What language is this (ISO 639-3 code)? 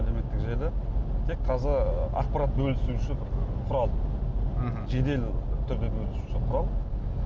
kaz